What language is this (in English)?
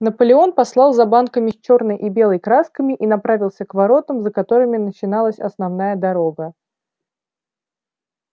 Russian